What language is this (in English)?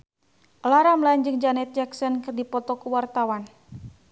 Sundanese